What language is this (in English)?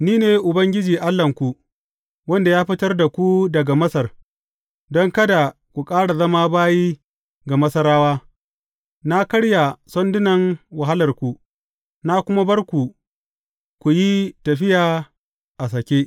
Hausa